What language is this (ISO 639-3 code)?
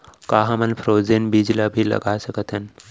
hne